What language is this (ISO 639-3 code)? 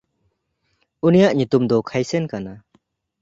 sat